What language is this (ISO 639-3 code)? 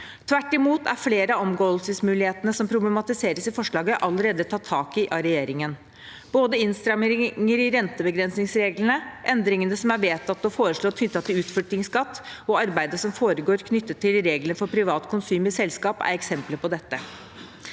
nor